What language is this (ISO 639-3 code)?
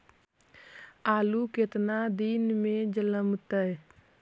mag